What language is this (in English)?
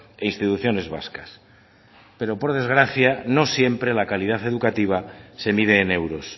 Spanish